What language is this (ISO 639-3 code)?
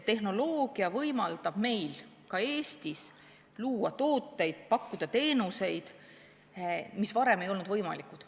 est